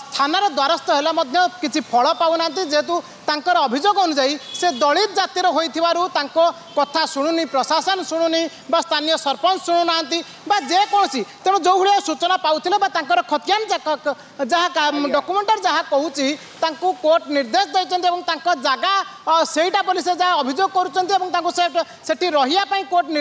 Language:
Hindi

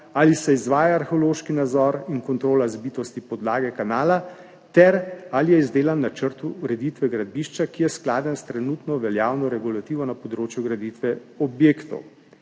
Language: Slovenian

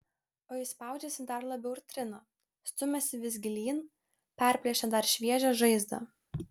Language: Lithuanian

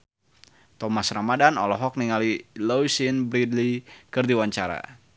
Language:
Sundanese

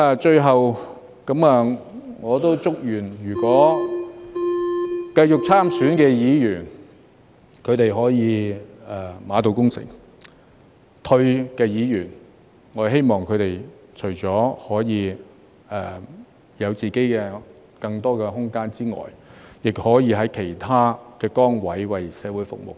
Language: Cantonese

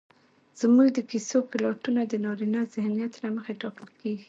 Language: Pashto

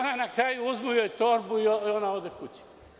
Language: Serbian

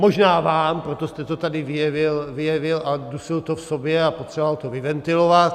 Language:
Czech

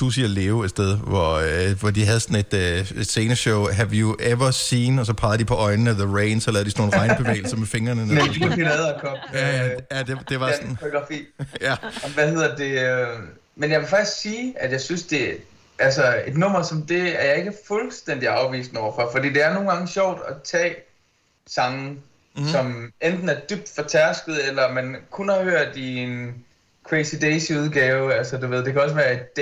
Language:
Danish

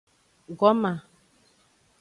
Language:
Aja (Benin)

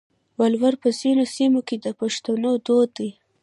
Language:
Pashto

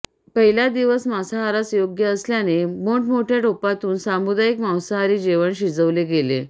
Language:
Marathi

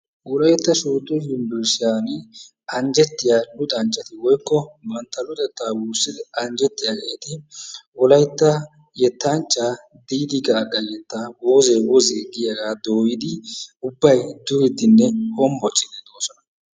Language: Wolaytta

